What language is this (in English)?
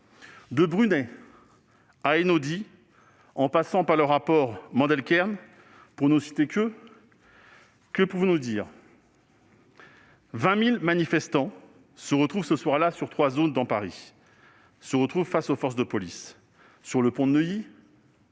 French